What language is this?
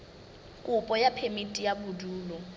Southern Sotho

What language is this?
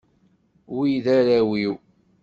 Kabyle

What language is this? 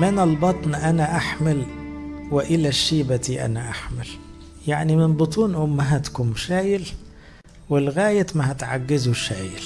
Arabic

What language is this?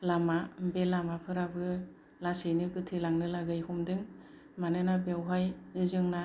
Bodo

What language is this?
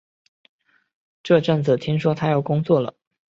Chinese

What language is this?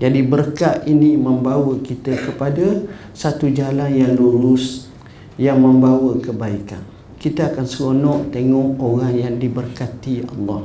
Malay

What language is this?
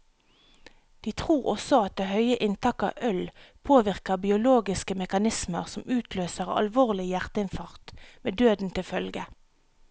Norwegian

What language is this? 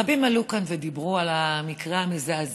Hebrew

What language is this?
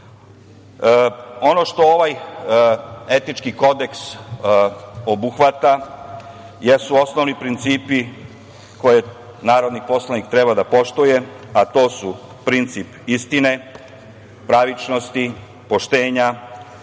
Serbian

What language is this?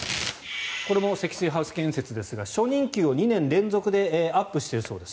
Japanese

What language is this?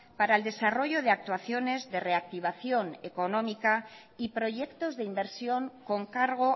Spanish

